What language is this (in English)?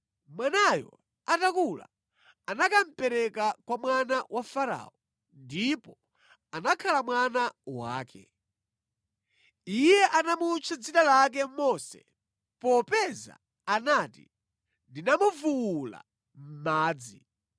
Nyanja